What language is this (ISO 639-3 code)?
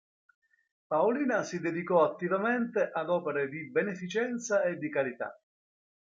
ita